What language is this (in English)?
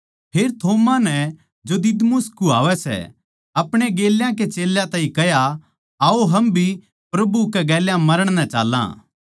Haryanvi